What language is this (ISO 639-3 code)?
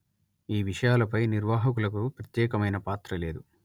tel